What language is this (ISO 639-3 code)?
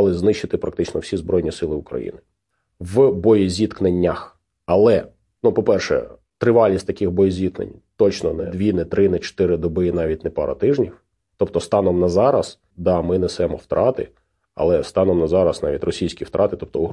ukr